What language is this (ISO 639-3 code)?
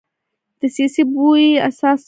pus